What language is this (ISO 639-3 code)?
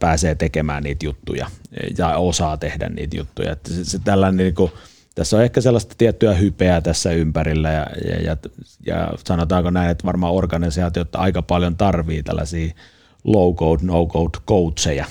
fin